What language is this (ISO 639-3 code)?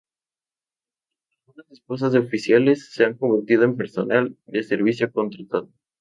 spa